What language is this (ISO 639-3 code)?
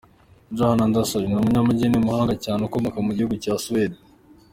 kin